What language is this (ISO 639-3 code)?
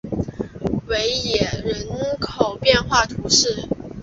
zho